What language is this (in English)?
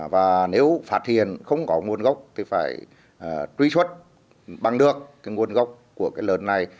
Vietnamese